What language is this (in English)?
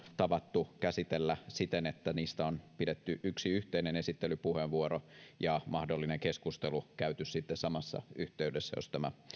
Finnish